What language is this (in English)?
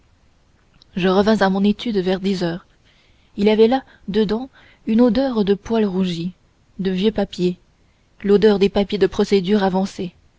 French